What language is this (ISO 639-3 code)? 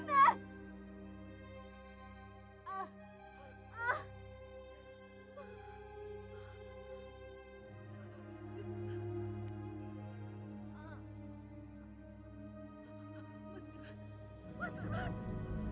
ind